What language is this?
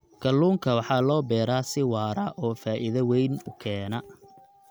Somali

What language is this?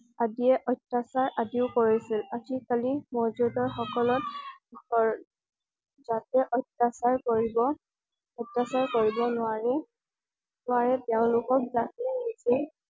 Assamese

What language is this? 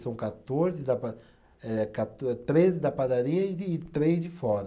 Portuguese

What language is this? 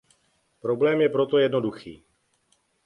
Czech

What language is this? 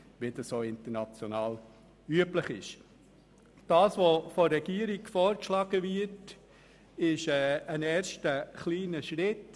Swiss German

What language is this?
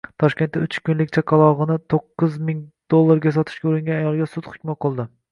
Uzbek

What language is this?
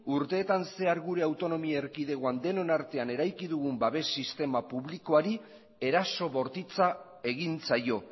Basque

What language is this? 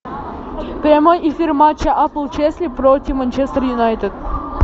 Russian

